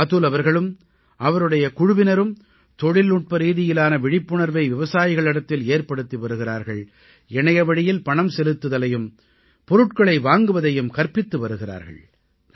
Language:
Tamil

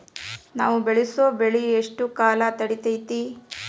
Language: Kannada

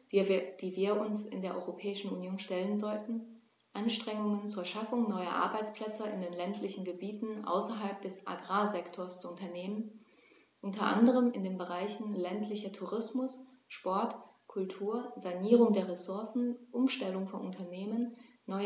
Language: German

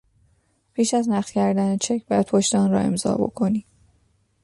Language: Persian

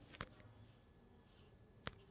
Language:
Kannada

